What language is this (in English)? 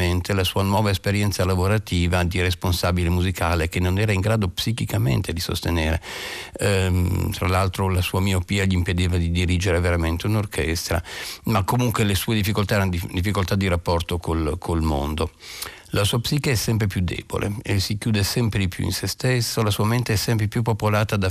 Italian